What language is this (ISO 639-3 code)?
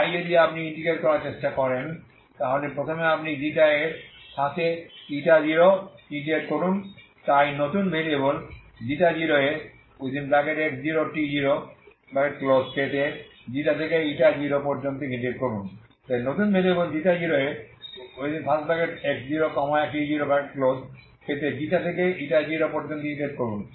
ben